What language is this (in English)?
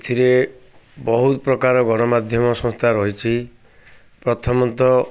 Odia